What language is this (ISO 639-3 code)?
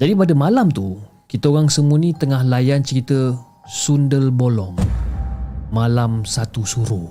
msa